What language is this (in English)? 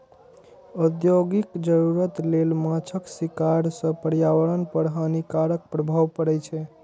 Maithili